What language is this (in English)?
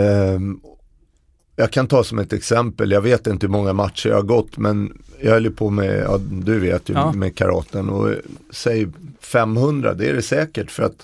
Swedish